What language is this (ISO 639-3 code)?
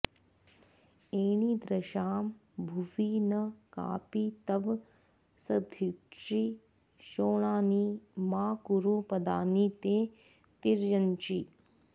san